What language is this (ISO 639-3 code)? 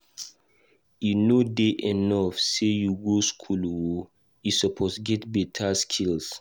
pcm